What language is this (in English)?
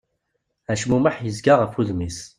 Kabyle